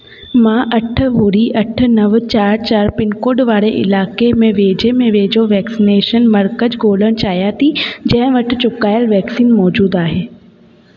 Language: Sindhi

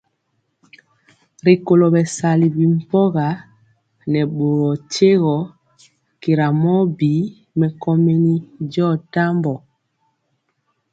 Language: Mpiemo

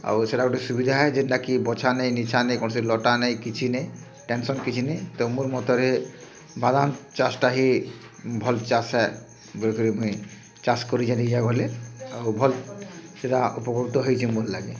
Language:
Odia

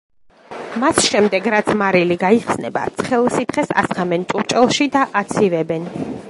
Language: Georgian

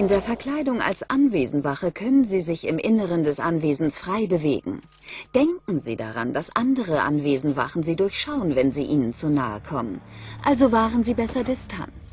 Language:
German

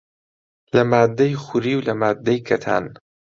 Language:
Central Kurdish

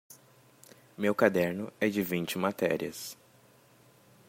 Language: Portuguese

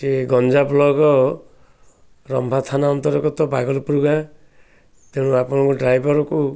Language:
Odia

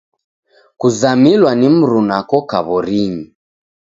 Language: Taita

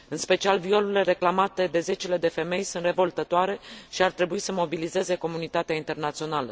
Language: Romanian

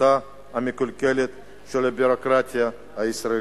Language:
Hebrew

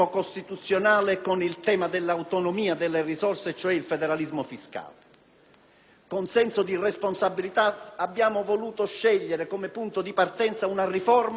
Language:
Italian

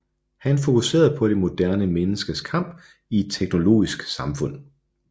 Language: Danish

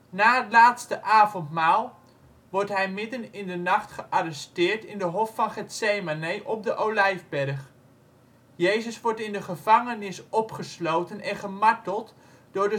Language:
Dutch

